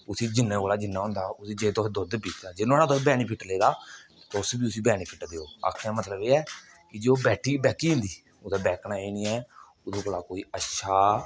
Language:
Dogri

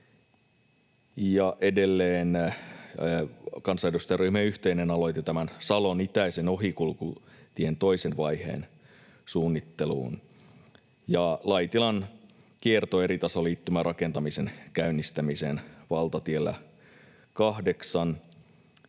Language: Finnish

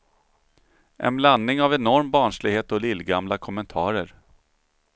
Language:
Swedish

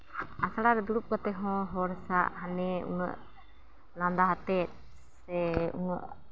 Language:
Santali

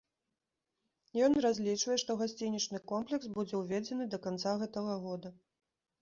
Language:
Belarusian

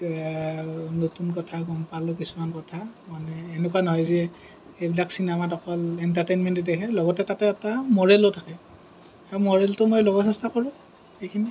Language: Assamese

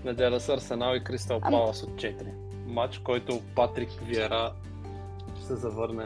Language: Bulgarian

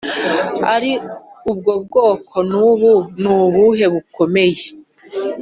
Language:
Kinyarwanda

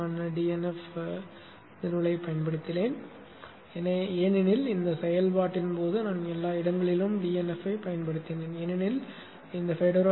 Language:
Tamil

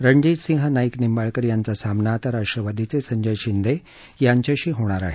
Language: Marathi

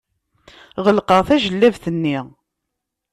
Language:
Kabyle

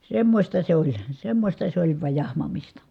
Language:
Finnish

